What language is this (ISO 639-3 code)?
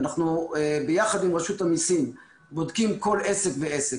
heb